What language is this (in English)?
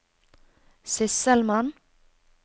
Norwegian